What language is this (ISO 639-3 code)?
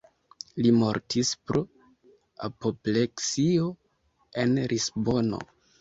epo